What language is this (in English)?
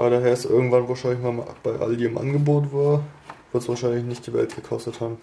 German